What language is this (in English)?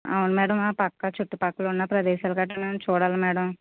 Telugu